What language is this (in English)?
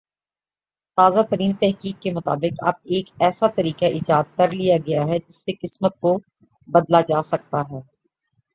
Urdu